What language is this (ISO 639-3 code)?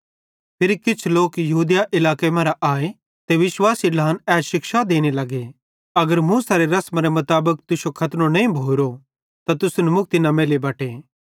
bhd